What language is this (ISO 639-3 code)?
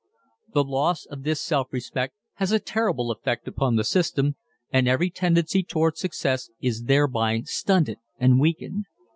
eng